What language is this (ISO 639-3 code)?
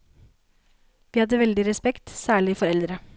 nor